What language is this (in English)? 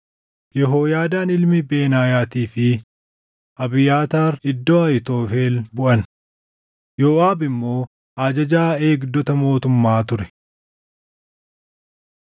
Oromo